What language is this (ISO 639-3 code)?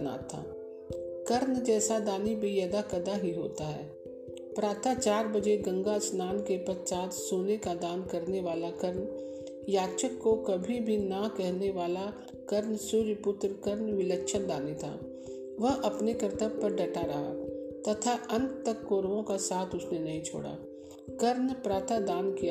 hin